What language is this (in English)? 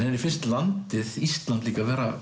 Icelandic